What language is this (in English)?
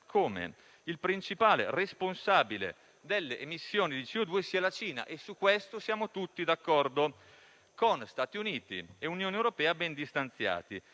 Italian